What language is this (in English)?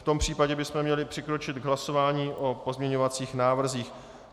Czech